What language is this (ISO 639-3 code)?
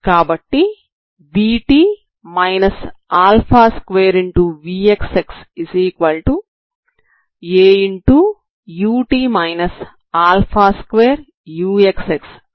tel